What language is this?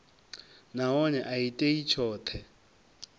Venda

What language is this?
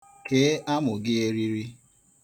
Igbo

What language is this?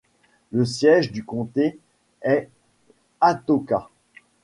French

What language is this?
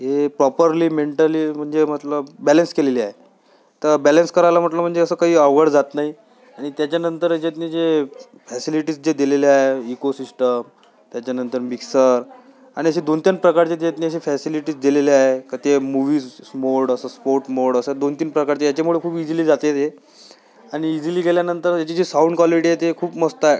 Marathi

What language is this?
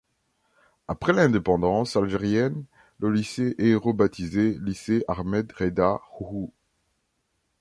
French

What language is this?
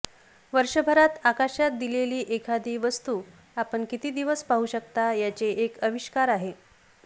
Marathi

